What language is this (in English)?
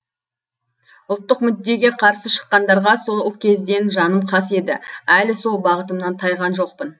Kazakh